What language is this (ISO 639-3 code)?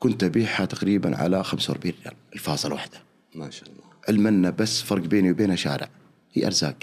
ara